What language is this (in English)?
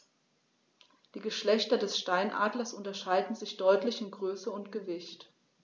German